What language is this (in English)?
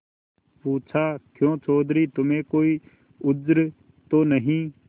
Hindi